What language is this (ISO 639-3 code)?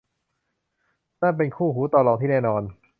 tha